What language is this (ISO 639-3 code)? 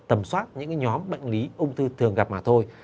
vie